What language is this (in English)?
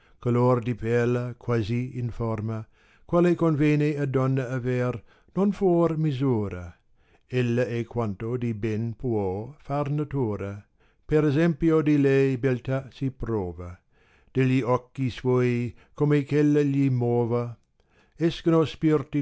Italian